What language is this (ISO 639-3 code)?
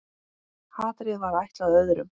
isl